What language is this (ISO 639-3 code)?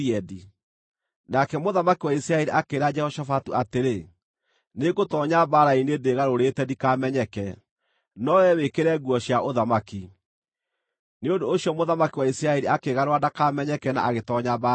kik